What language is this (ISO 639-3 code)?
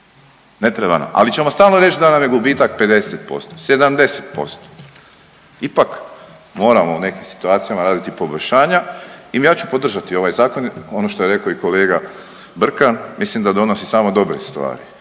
hrv